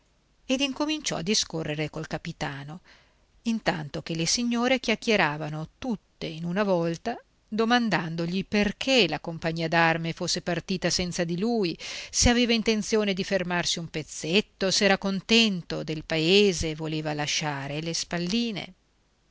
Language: Italian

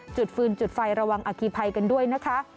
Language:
Thai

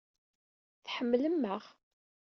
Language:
Kabyle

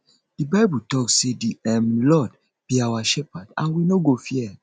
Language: Nigerian Pidgin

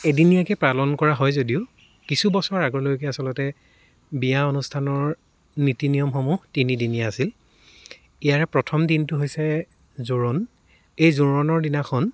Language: Assamese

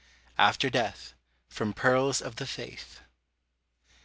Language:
English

